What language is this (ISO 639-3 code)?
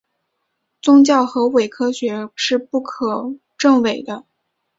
zho